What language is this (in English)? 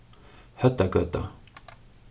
Faroese